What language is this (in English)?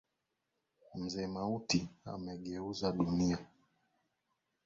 Swahili